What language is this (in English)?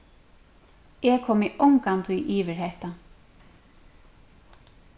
Faroese